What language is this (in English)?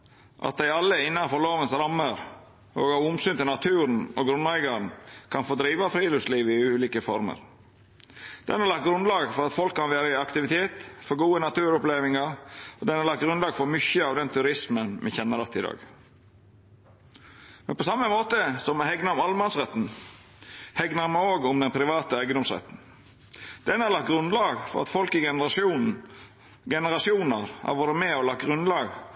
Norwegian Nynorsk